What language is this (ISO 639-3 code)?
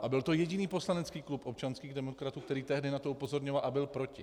ces